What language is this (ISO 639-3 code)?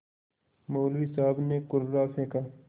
hin